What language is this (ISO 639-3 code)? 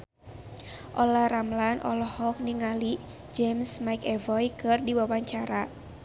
sun